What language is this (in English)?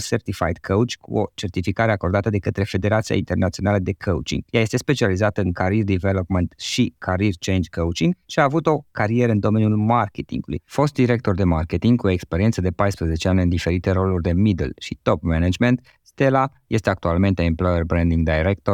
Romanian